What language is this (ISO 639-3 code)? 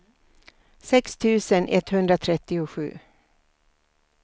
swe